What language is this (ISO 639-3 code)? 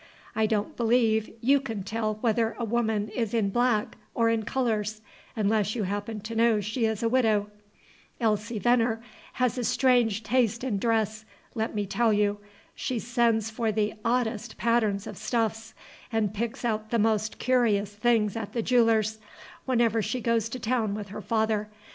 eng